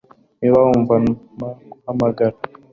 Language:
Kinyarwanda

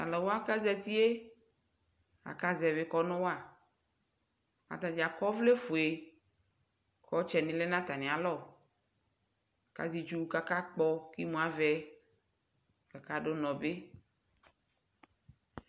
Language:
Ikposo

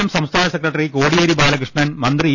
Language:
Malayalam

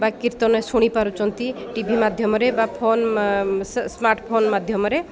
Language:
Odia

